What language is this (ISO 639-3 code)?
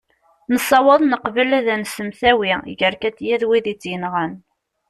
kab